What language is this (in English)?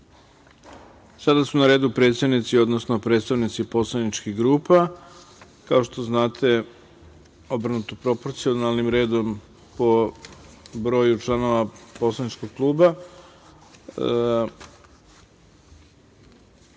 Serbian